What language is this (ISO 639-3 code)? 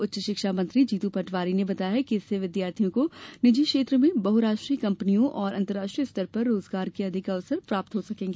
hin